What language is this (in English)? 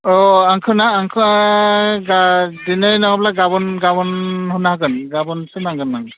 Bodo